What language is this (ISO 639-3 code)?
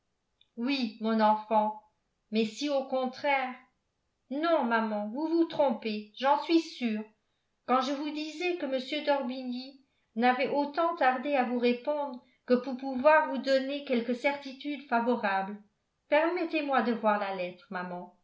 fra